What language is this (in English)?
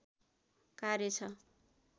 Nepali